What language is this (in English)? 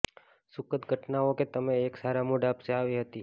Gujarati